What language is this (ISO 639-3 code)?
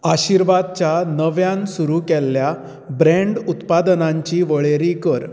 kok